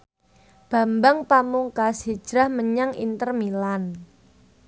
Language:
Javanese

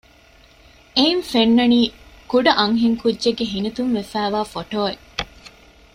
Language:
Divehi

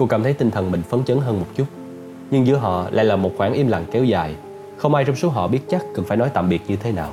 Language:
Vietnamese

